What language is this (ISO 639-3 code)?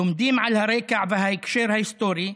heb